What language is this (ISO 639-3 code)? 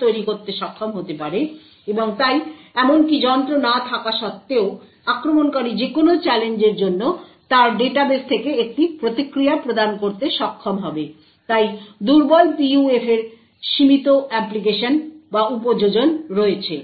ben